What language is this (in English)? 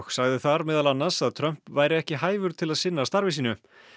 Icelandic